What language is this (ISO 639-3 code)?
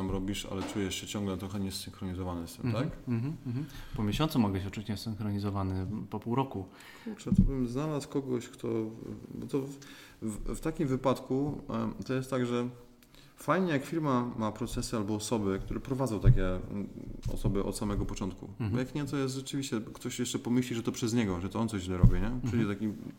pol